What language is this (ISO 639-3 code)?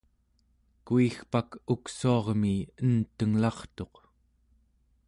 esu